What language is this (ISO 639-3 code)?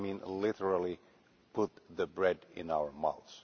eng